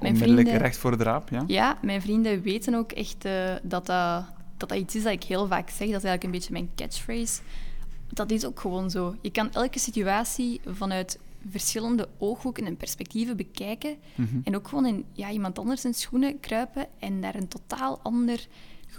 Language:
Dutch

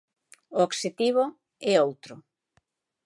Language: Galician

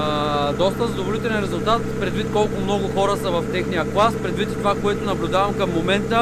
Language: Bulgarian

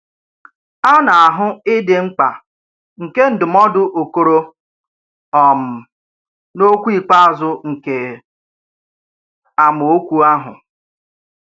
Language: Igbo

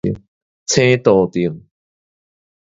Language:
Min Nan Chinese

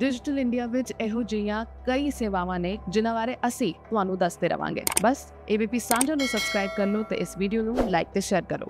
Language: Hindi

